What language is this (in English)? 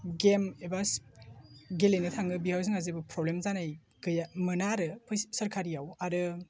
Bodo